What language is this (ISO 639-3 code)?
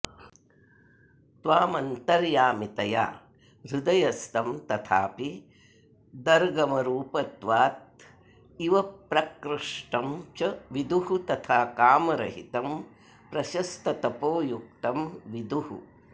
san